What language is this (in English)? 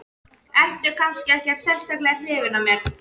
Icelandic